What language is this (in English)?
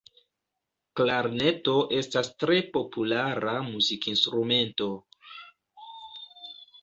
Esperanto